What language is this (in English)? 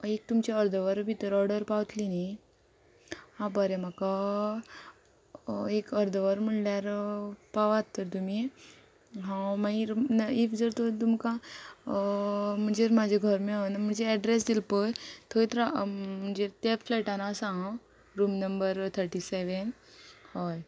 Konkani